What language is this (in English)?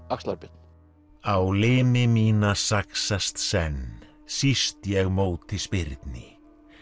Icelandic